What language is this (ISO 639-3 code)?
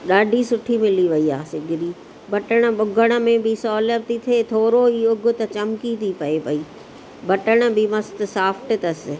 snd